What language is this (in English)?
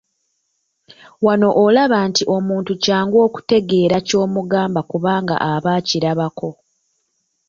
Ganda